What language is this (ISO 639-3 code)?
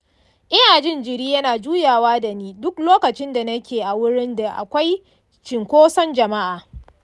hau